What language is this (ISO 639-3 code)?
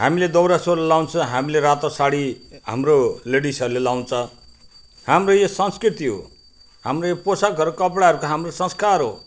nep